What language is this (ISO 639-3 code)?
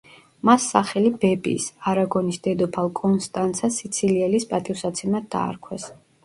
kat